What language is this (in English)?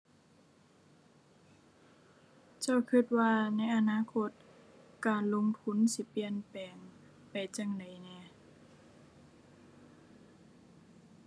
Thai